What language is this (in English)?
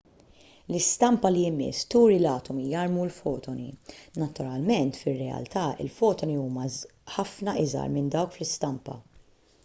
Maltese